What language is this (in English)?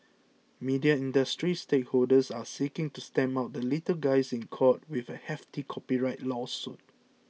English